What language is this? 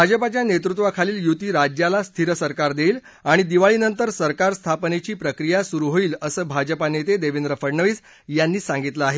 Marathi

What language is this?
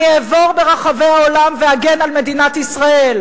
Hebrew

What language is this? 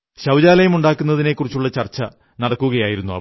Malayalam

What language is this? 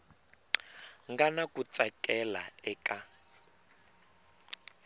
Tsonga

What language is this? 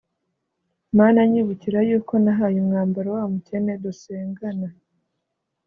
Kinyarwanda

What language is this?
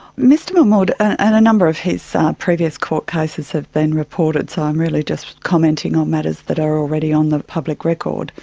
English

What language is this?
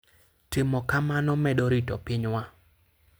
Luo (Kenya and Tanzania)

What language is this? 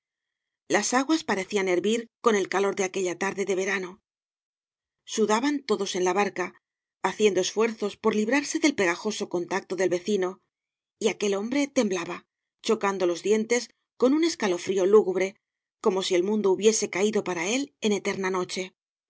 Spanish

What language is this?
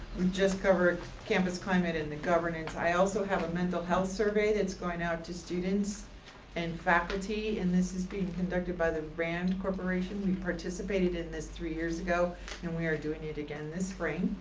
English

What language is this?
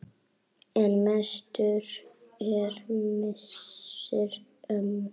Icelandic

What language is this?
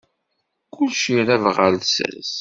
Kabyle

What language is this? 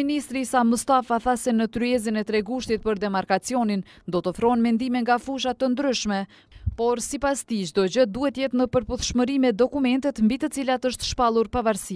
Romanian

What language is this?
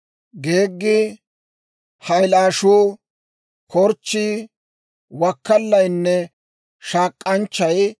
Dawro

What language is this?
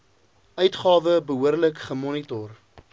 Afrikaans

